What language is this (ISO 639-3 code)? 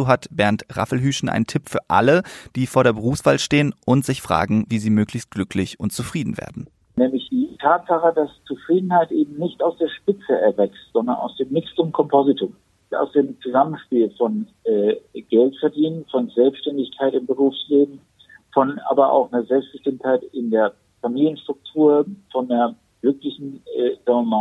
deu